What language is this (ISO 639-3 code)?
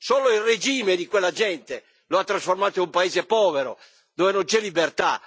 ita